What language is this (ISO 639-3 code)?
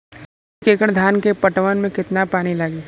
bho